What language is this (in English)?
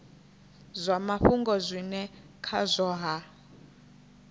Venda